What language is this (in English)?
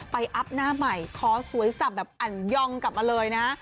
Thai